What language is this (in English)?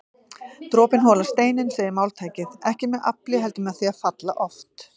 Icelandic